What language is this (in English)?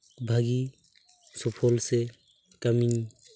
Santali